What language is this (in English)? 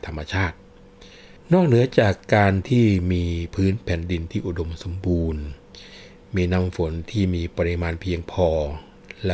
Thai